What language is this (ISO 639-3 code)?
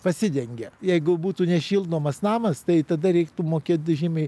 lit